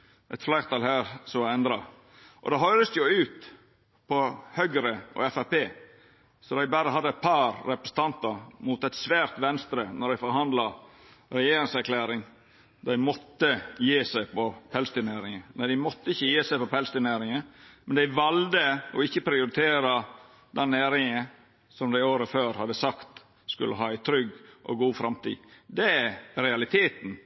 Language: Norwegian Nynorsk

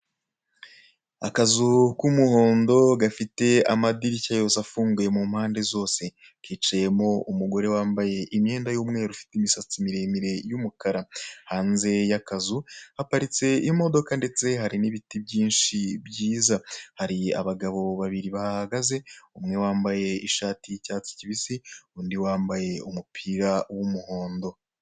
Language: Kinyarwanda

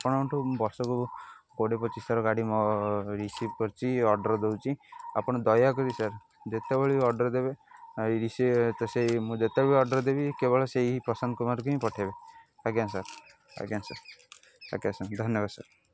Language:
Odia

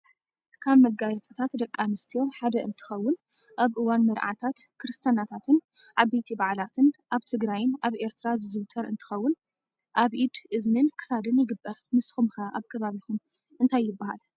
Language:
Tigrinya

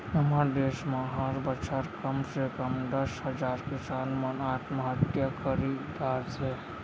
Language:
Chhattisgarhi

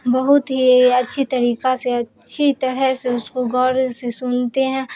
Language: Urdu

